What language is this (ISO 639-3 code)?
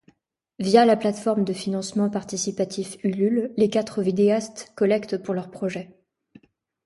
fra